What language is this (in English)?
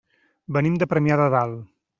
Catalan